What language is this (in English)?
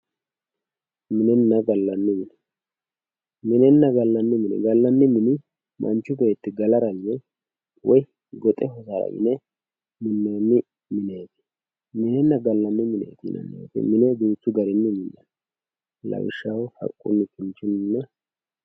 Sidamo